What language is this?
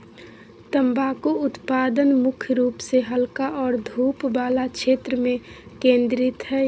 Magahi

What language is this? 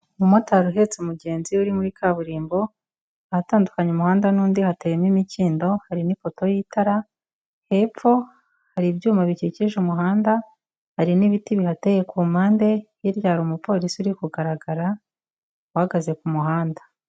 Kinyarwanda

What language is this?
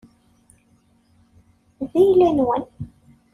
Kabyle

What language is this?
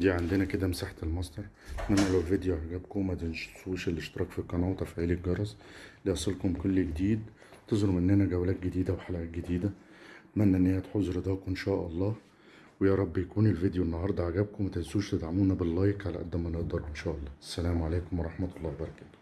Arabic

